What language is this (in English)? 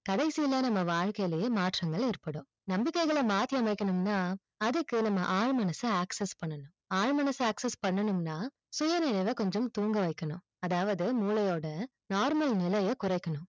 Tamil